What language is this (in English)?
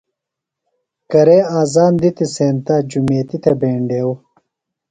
Phalura